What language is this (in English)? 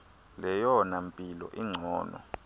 Xhosa